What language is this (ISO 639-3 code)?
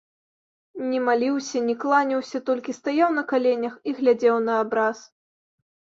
bel